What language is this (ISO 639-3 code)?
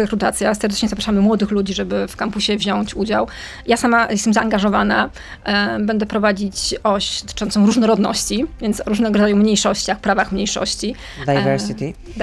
pol